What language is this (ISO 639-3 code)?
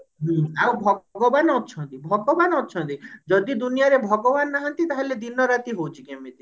ori